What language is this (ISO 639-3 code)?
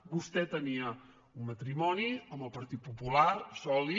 cat